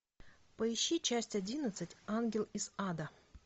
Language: Russian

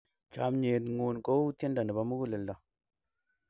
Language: Kalenjin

